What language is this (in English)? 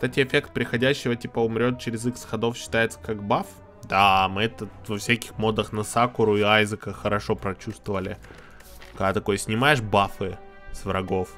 Russian